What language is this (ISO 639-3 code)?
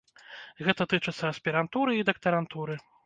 bel